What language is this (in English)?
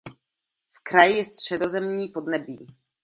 Czech